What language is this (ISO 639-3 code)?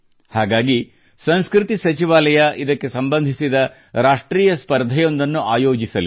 kan